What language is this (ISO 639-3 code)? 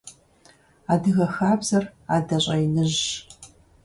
kbd